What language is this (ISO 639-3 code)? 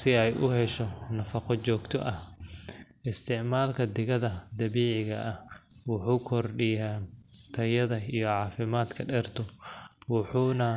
som